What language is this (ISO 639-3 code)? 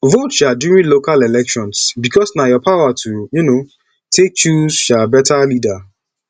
pcm